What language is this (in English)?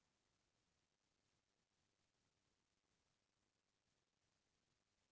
Chhattisgarhi